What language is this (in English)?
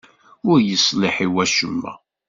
Kabyle